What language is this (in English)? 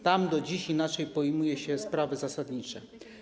Polish